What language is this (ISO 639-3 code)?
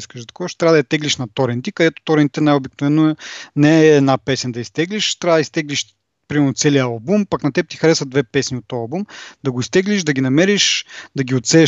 bul